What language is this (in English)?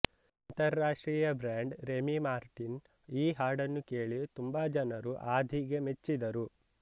Kannada